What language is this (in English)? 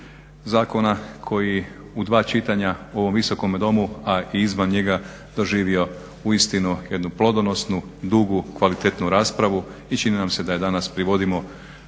Croatian